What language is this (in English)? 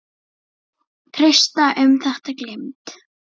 Icelandic